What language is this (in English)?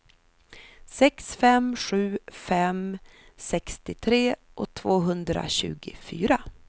Swedish